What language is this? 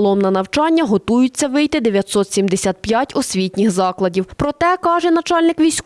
Ukrainian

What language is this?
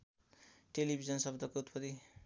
Nepali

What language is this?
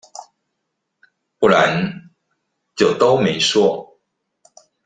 Chinese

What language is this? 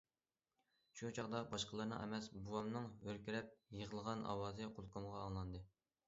Uyghur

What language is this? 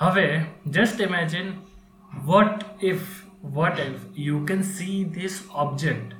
Gujarati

